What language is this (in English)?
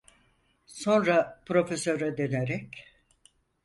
Turkish